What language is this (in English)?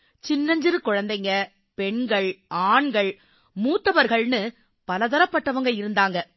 Tamil